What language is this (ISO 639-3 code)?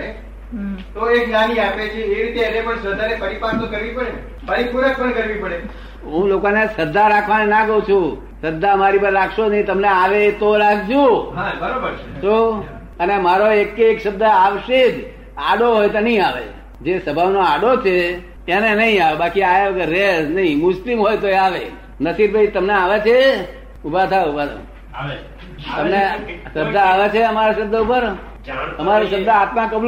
guj